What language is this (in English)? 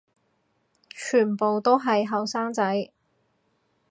Cantonese